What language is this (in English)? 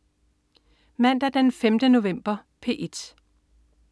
Danish